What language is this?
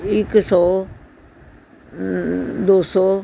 Punjabi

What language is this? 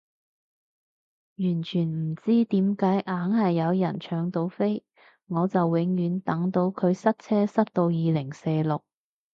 Cantonese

